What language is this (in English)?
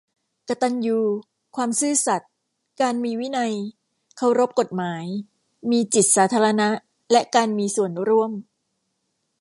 Thai